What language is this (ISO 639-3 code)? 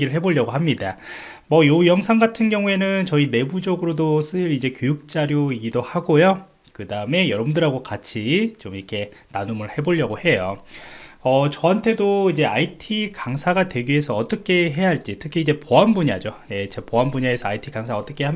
kor